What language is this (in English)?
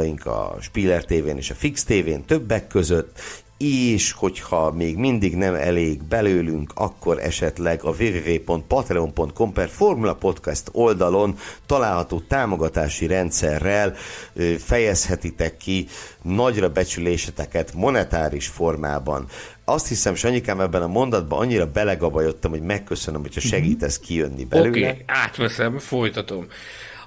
Hungarian